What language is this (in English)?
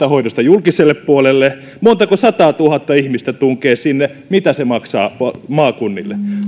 Finnish